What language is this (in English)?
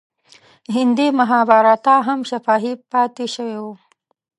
Pashto